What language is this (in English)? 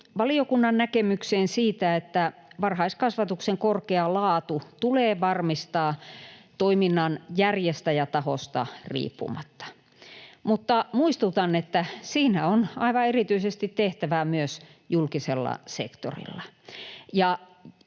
Finnish